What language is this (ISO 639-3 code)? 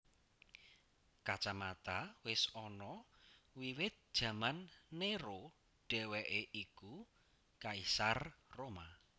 jav